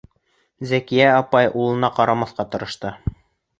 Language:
Bashkir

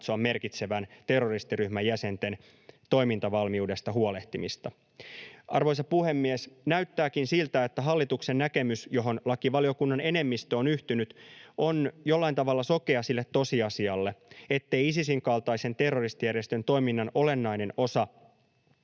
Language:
Finnish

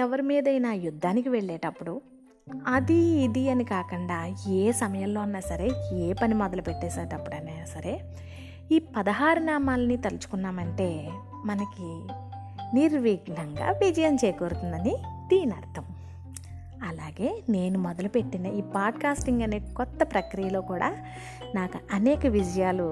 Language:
Telugu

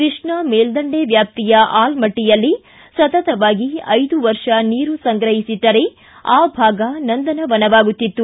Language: Kannada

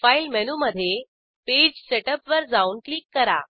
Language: Marathi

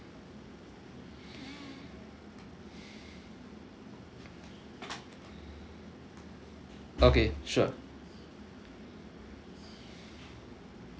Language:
English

